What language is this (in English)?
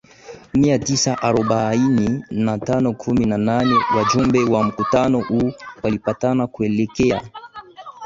Swahili